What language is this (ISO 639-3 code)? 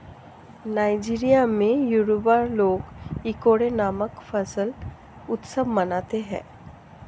hin